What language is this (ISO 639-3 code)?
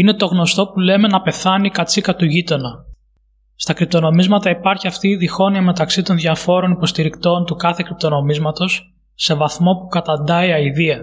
ell